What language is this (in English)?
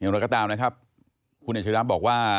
Thai